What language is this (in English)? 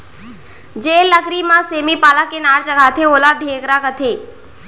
Chhattisgarhi